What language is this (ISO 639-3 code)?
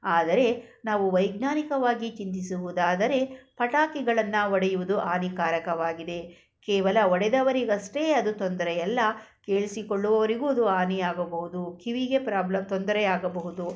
kan